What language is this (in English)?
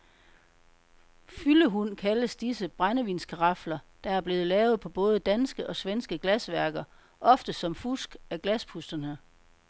Danish